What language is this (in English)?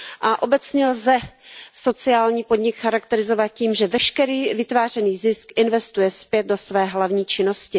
Czech